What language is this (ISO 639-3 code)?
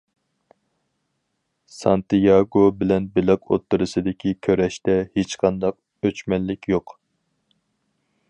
uig